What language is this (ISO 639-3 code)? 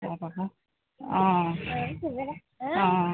asm